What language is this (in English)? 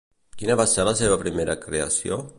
Catalan